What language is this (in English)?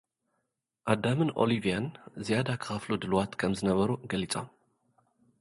Tigrinya